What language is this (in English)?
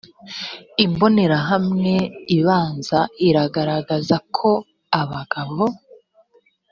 Kinyarwanda